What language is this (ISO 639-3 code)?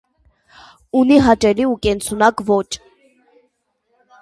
hye